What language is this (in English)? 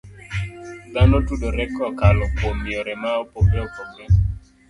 Luo (Kenya and Tanzania)